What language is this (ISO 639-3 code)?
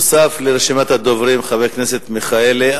heb